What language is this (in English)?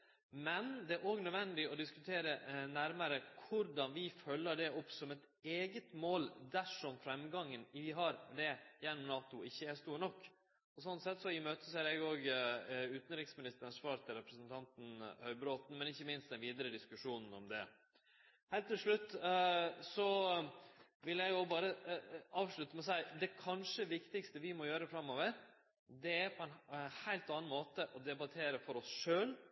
Norwegian Nynorsk